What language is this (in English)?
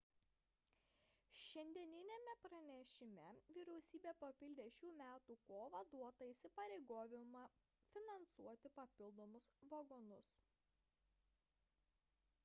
Lithuanian